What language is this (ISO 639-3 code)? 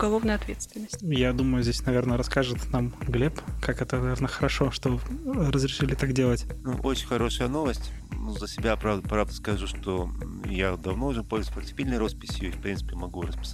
rus